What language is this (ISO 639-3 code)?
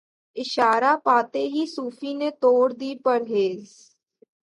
urd